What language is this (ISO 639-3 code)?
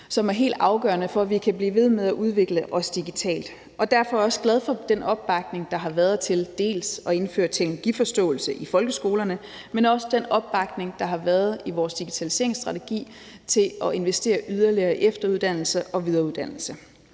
dan